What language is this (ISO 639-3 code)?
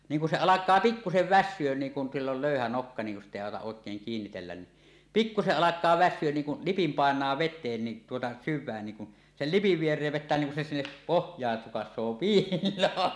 fin